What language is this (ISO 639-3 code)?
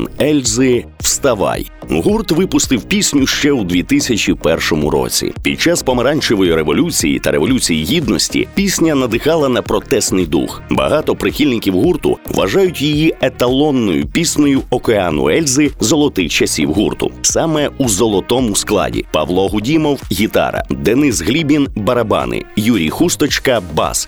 ukr